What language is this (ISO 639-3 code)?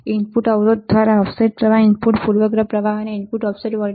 guj